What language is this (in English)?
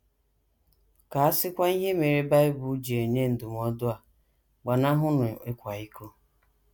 Igbo